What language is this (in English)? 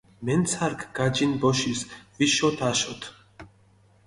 Mingrelian